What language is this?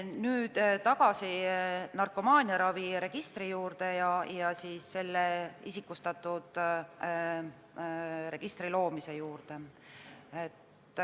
Estonian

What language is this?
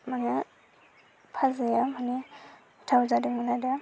Bodo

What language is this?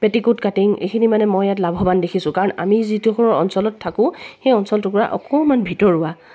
Assamese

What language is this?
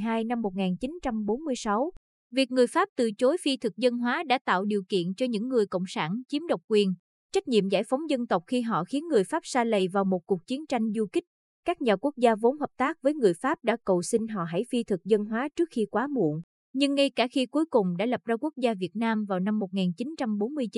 Vietnamese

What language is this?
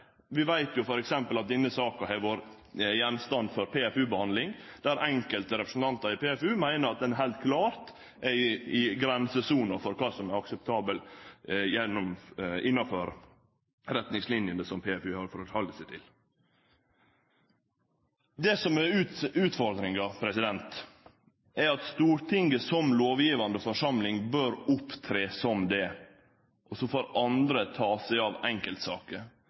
Norwegian Nynorsk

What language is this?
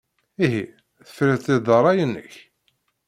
Kabyle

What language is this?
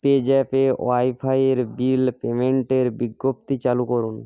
Bangla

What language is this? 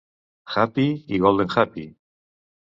Catalan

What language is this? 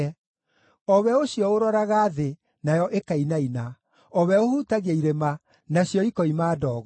Kikuyu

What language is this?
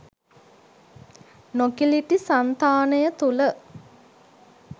Sinhala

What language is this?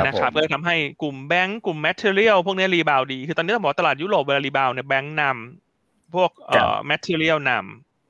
Thai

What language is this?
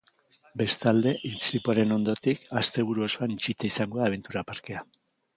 Basque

